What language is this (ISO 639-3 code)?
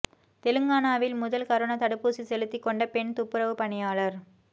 tam